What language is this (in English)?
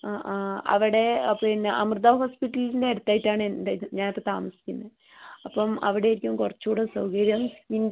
Malayalam